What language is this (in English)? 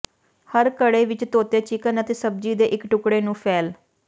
Punjabi